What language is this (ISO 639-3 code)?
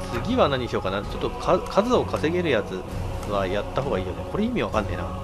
jpn